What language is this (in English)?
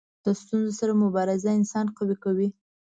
Pashto